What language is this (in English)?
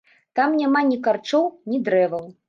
Belarusian